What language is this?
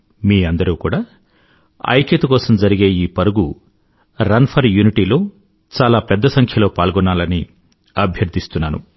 Telugu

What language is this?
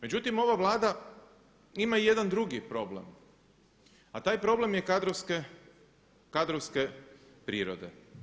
Croatian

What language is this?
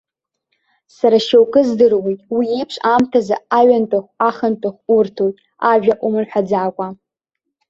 Abkhazian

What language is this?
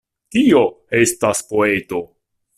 Esperanto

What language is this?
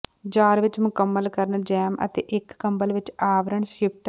Punjabi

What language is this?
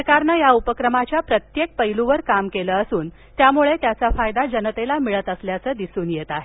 Marathi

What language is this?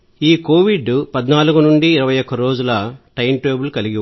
Telugu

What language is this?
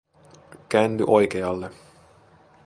Finnish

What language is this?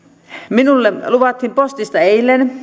Finnish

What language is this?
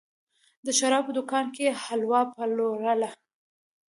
Pashto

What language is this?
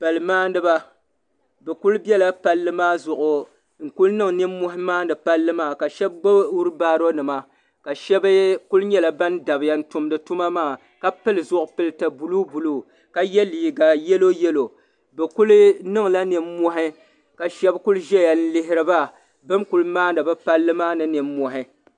Dagbani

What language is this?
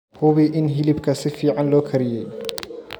Somali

